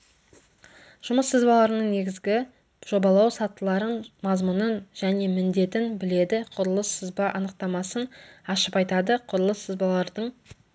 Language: Kazakh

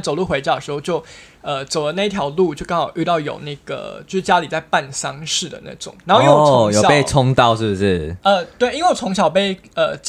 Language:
Chinese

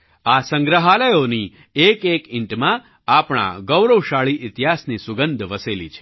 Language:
Gujarati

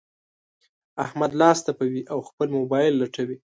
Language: Pashto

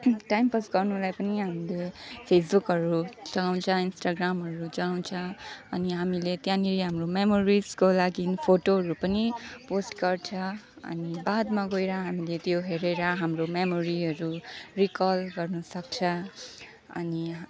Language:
Nepali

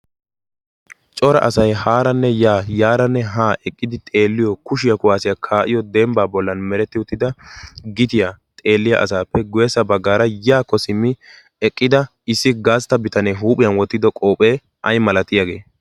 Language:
Wolaytta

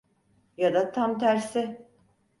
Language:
Turkish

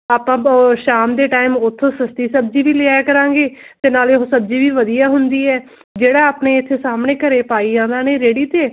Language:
Punjabi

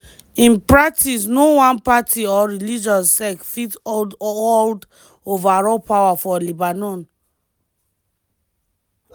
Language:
Nigerian Pidgin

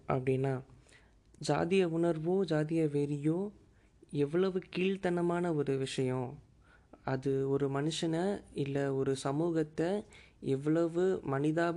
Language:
Tamil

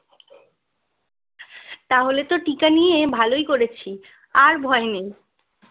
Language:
Bangla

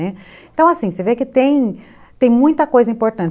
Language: Portuguese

